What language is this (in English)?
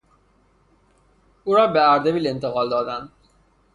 Persian